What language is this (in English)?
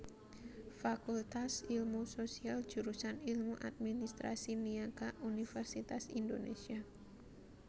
Javanese